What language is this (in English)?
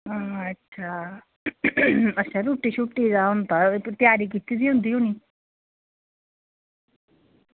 Dogri